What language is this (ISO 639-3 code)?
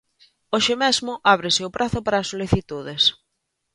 glg